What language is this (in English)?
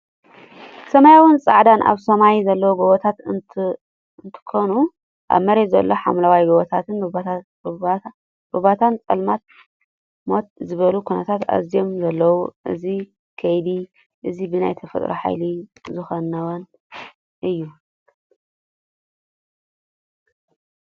Tigrinya